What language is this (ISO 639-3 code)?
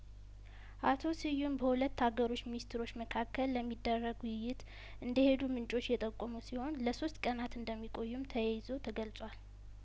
amh